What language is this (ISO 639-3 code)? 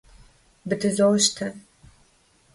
kbd